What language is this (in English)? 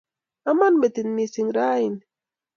Kalenjin